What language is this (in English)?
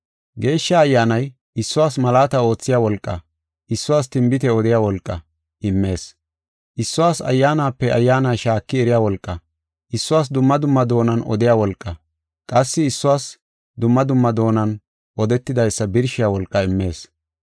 Gofa